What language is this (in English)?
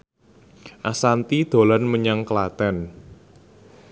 Javanese